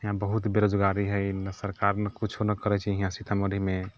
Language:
Maithili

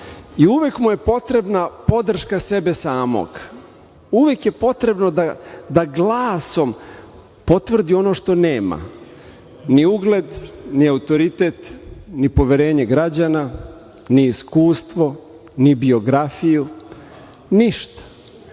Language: Serbian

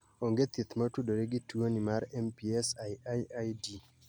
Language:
Luo (Kenya and Tanzania)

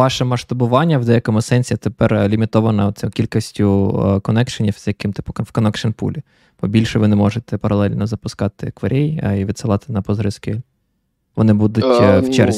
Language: Ukrainian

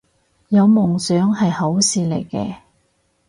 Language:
Cantonese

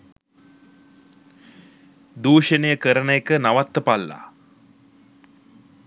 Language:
Sinhala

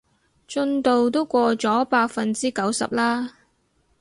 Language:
Cantonese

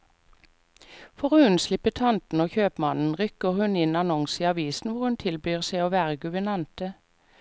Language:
Norwegian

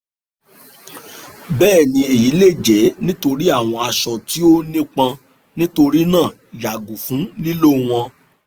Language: Yoruba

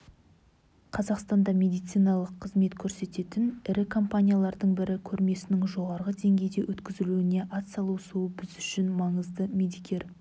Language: Kazakh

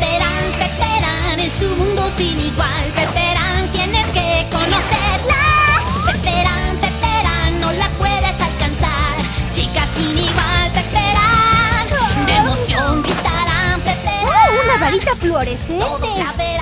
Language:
Spanish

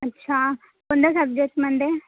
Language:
Marathi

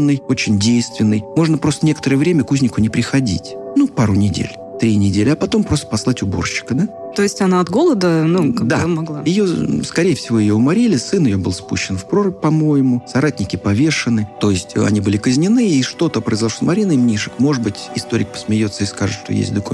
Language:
Russian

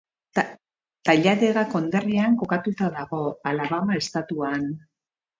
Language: Basque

